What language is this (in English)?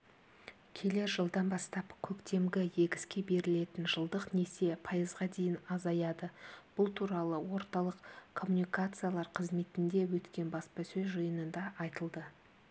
Kazakh